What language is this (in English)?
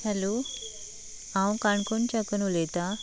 Konkani